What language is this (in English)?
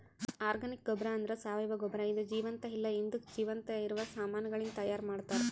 Kannada